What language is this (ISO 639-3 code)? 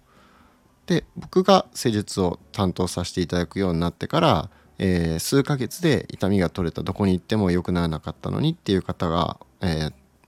jpn